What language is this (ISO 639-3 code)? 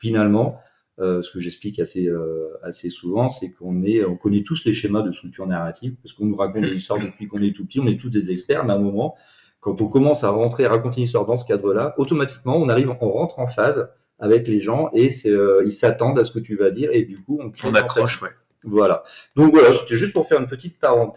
fra